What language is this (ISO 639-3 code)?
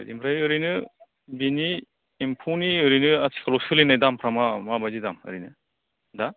brx